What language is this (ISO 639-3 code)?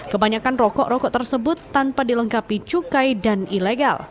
ind